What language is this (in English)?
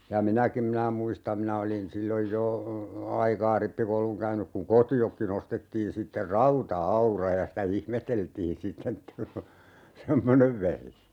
Finnish